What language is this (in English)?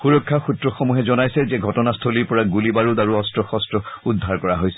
Assamese